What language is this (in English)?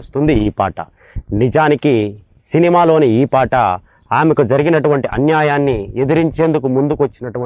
Telugu